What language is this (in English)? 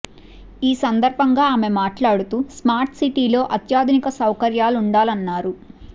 Telugu